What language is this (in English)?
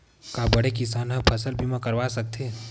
Chhattisgarhi